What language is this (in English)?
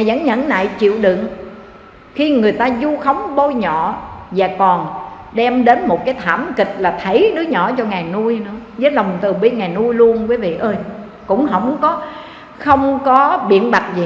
Vietnamese